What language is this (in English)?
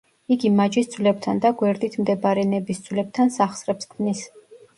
Georgian